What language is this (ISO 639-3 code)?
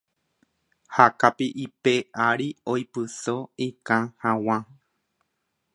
grn